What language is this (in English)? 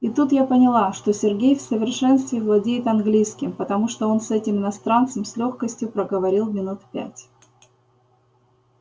Russian